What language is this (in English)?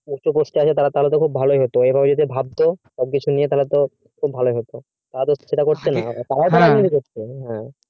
Bangla